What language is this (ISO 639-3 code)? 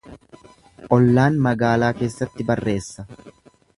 orm